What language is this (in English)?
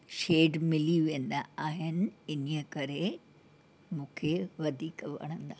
Sindhi